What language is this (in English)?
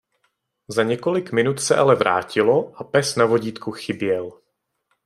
Czech